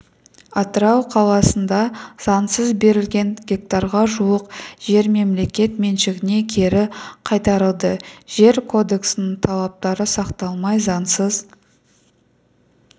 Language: Kazakh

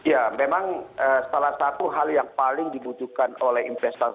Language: Indonesian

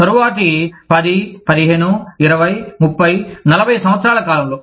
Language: Telugu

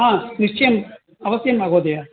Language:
Sanskrit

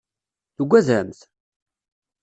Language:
Kabyle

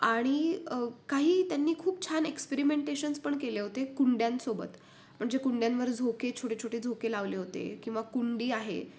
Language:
Marathi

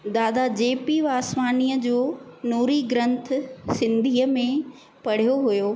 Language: Sindhi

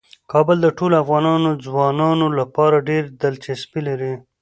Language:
Pashto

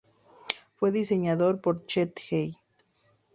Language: Spanish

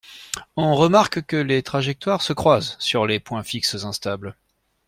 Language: French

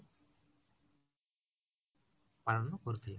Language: Odia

